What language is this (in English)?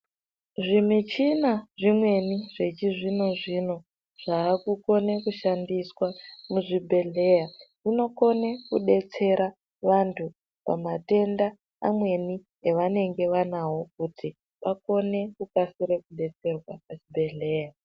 Ndau